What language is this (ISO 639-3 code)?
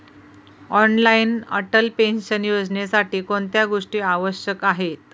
mar